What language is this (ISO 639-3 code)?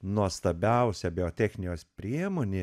lit